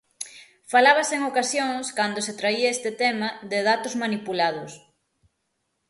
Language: Galician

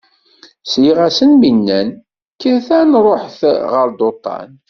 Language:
Kabyle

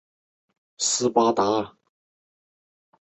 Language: Chinese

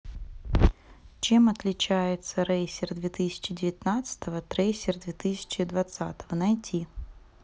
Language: Russian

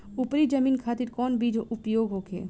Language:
Bhojpuri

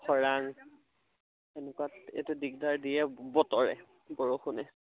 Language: Assamese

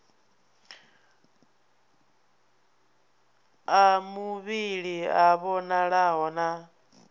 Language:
Venda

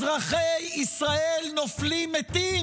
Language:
Hebrew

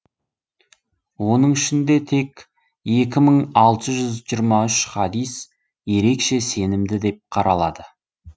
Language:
Kazakh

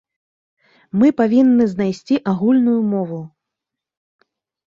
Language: Belarusian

